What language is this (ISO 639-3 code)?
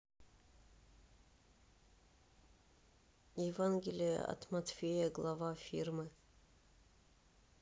rus